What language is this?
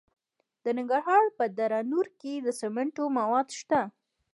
Pashto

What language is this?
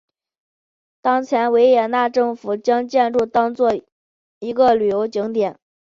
Chinese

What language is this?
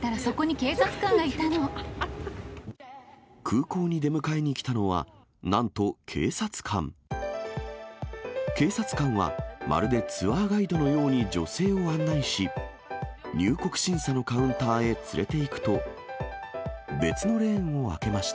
Japanese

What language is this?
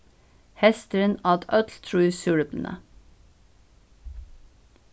Faroese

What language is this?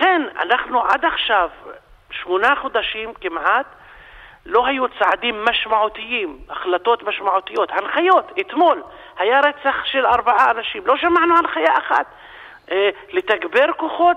Hebrew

